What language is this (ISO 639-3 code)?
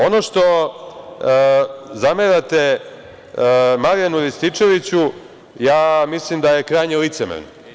srp